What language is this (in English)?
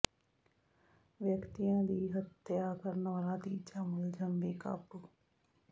Punjabi